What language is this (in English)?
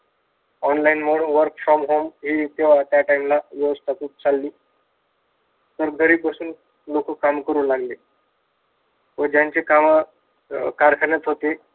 Marathi